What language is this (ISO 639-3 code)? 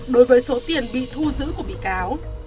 vie